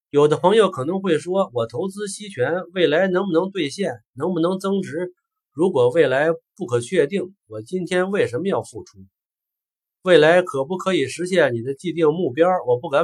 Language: Chinese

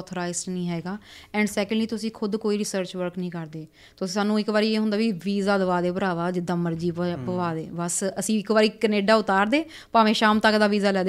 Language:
Punjabi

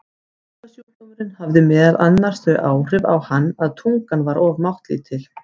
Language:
Icelandic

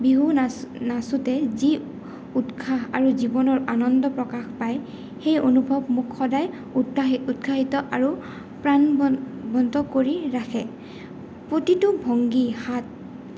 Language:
Assamese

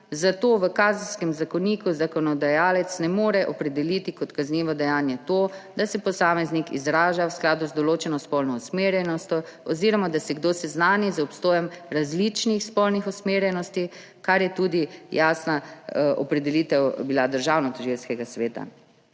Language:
Slovenian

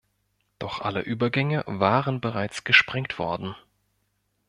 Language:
German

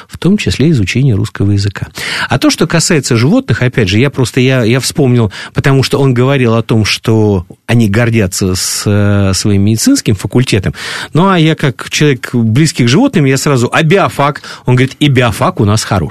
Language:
Russian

